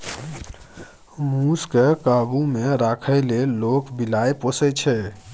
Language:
Maithili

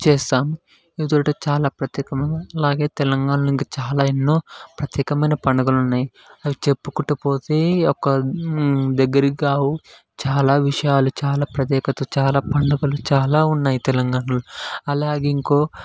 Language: Telugu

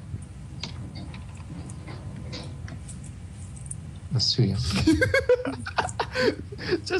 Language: Hungarian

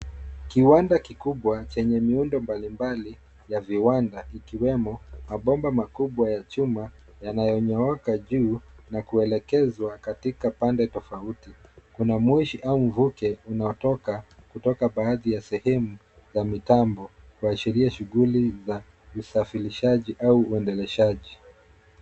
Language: Swahili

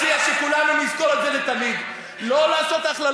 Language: Hebrew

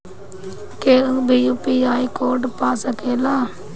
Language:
Bhojpuri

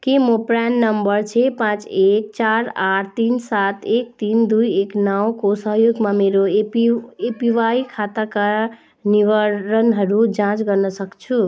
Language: Nepali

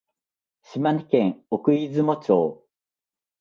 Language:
Japanese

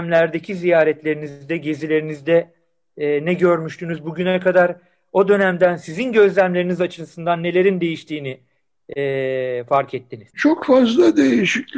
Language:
Turkish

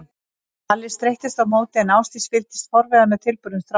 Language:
Icelandic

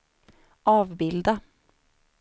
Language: Swedish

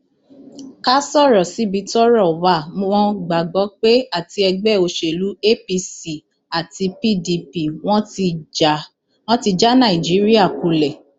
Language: Yoruba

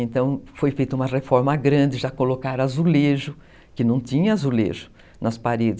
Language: Portuguese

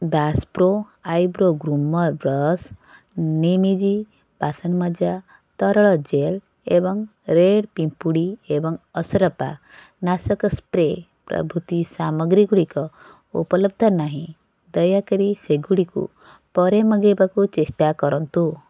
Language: Odia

